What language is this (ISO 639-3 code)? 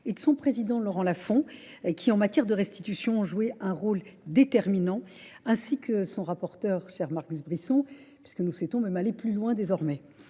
fra